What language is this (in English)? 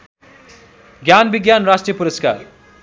Nepali